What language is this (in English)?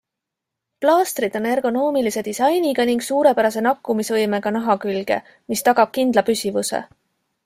Estonian